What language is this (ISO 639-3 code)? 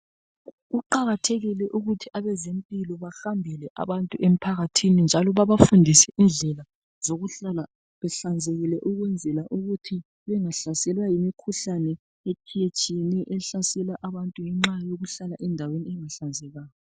nde